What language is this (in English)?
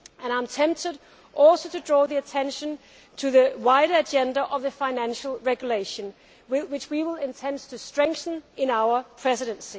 English